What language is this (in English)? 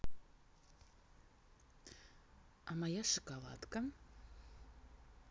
Russian